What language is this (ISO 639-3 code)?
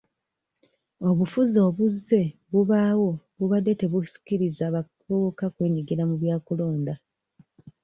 lug